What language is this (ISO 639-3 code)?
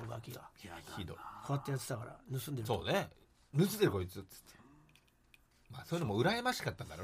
jpn